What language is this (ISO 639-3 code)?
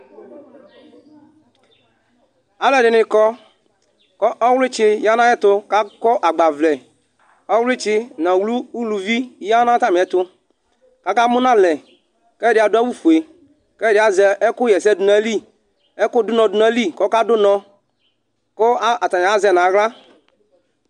kpo